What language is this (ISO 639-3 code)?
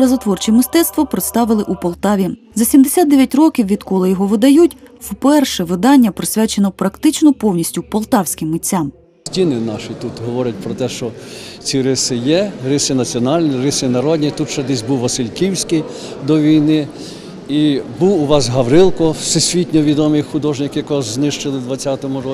ukr